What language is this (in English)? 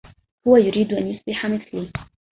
Arabic